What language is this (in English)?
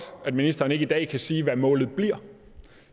Danish